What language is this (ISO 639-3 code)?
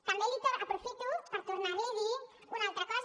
cat